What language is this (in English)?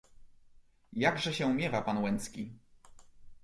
Polish